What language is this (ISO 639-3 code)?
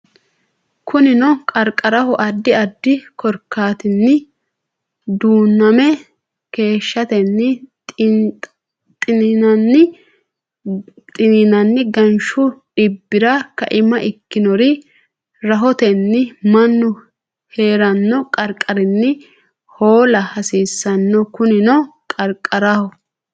sid